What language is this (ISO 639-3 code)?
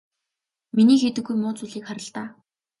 mon